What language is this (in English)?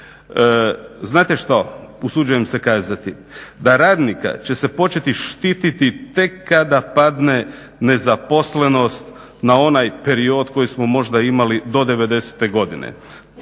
Croatian